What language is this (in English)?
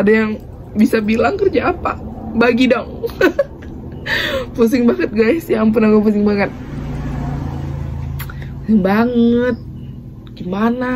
Indonesian